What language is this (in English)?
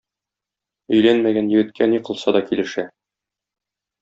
Tatar